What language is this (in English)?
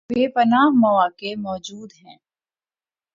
Urdu